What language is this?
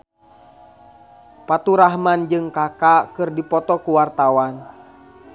Sundanese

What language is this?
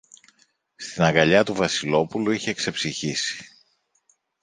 Greek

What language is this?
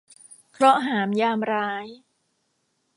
Thai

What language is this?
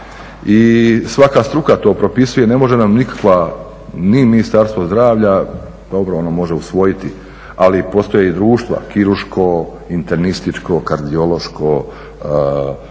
Croatian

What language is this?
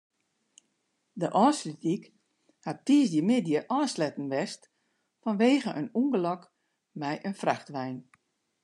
Western Frisian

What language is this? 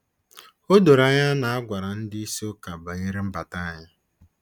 Igbo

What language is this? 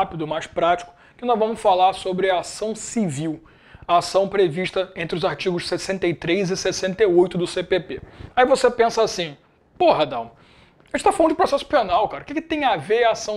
Portuguese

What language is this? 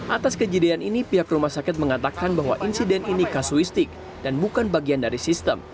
Indonesian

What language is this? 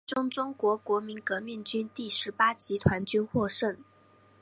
Chinese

